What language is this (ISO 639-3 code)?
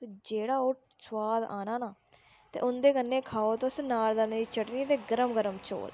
doi